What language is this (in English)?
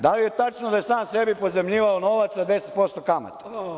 Serbian